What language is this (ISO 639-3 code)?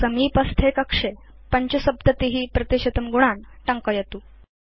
san